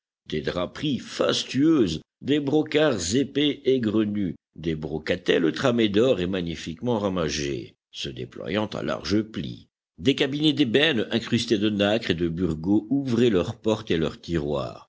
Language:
French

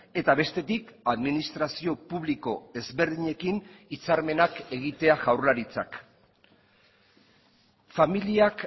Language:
Basque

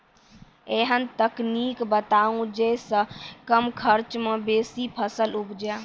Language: Maithili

